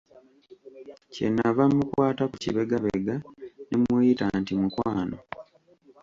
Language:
Ganda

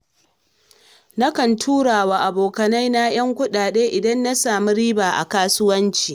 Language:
Hausa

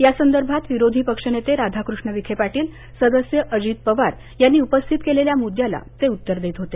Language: Marathi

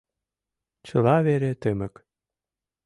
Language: Mari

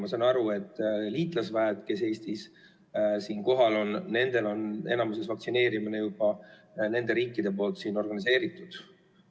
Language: Estonian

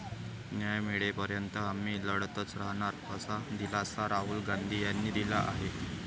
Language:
Marathi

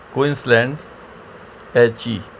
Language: Urdu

